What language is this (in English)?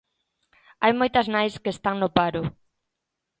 Galician